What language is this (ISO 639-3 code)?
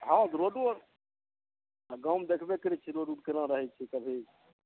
mai